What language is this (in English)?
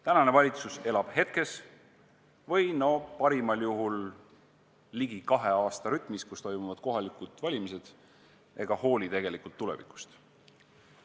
Estonian